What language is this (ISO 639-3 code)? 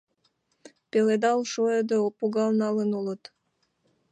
chm